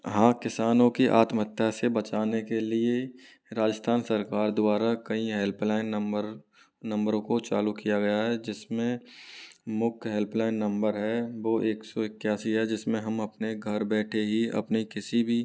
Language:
Hindi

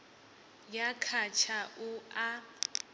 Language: Venda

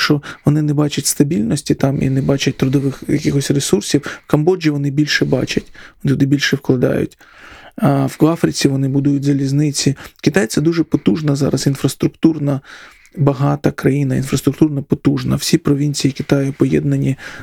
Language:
Ukrainian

